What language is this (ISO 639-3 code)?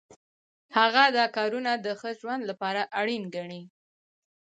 pus